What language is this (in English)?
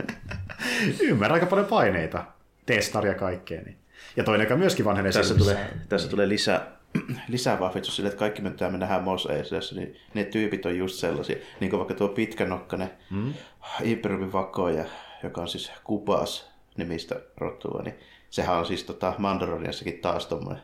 Finnish